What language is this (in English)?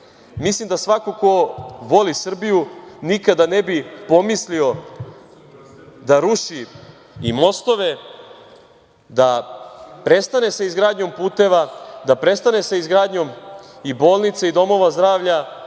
Serbian